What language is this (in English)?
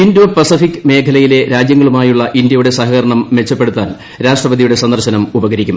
Malayalam